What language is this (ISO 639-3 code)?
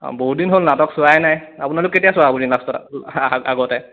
asm